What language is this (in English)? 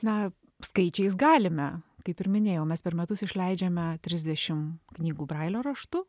Lithuanian